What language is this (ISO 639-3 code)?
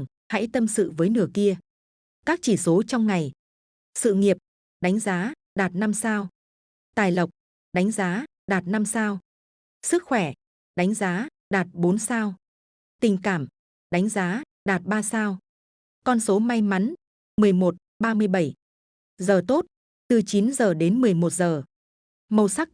vie